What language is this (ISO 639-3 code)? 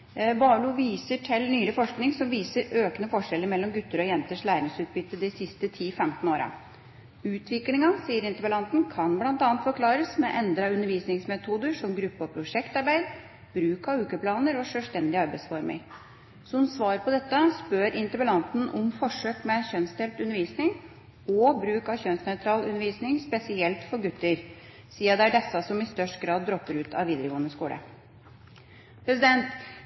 nob